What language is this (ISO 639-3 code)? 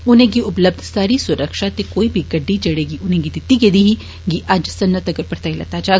doi